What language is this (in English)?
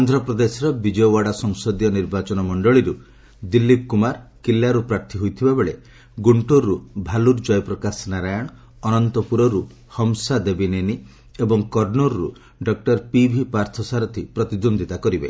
Odia